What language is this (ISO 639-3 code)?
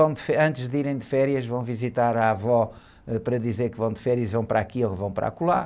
por